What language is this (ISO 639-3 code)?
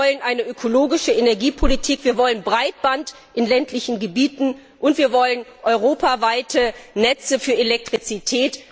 deu